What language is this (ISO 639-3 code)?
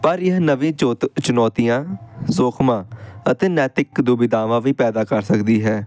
pan